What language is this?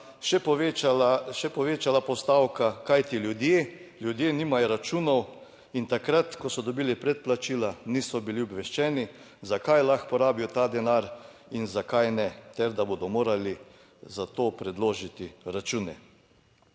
Slovenian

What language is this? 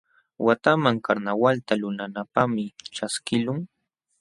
Jauja Wanca Quechua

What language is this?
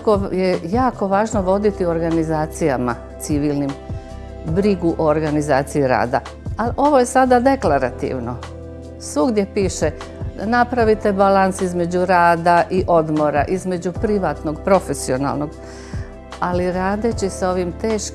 Croatian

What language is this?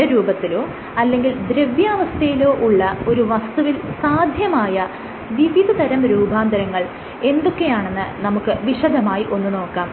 Malayalam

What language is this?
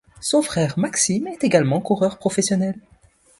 French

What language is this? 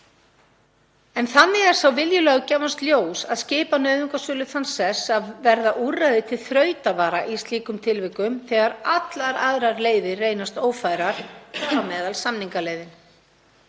Icelandic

